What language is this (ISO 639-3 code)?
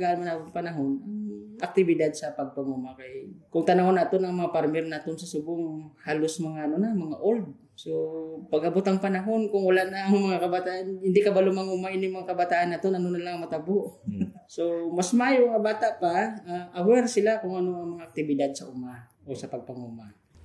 fil